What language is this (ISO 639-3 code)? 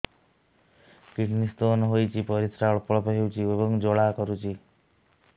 ori